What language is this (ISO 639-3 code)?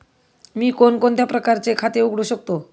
mar